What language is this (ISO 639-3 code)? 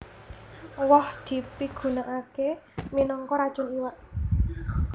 jav